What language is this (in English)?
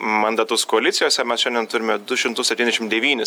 Lithuanian